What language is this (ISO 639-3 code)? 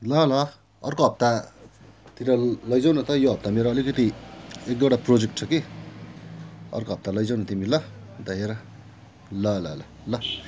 nep